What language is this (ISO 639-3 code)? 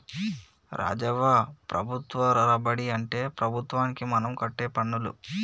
tel